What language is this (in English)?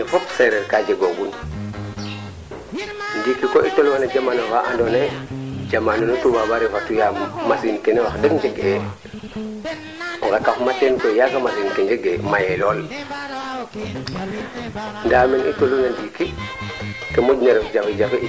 Serer